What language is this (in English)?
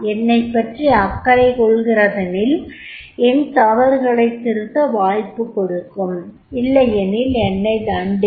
Tamil